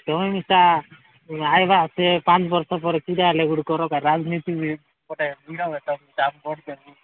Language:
Odia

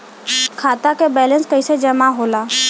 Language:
Bhojpuri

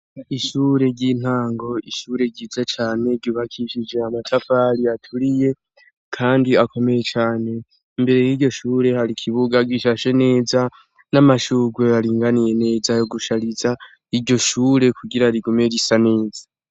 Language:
Rundi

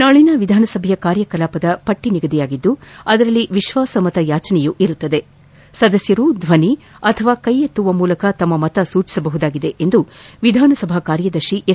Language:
Kannada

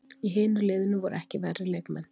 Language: Icelandic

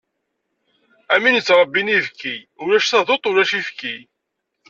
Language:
Kabyle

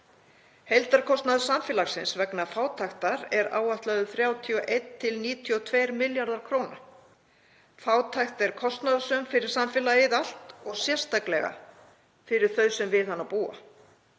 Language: Icelandic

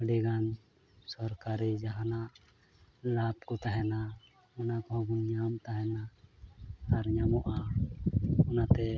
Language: Santali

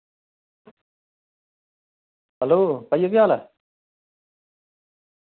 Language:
Dogri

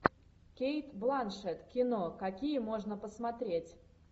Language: Russian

